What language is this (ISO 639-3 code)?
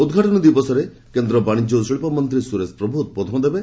ori